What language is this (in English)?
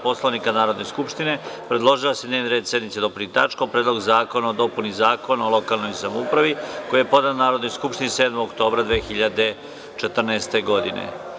Serbian